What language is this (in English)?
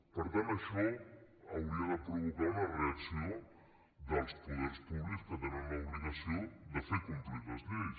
Catalan